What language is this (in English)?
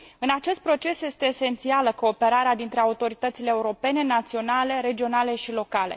Romanian